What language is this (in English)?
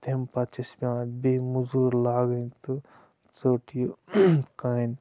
Kashmiri